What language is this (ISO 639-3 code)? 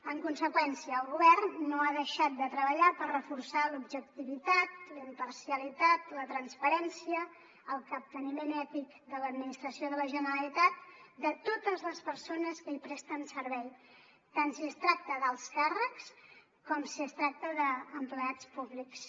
cat